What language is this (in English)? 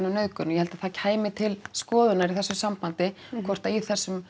Icelandic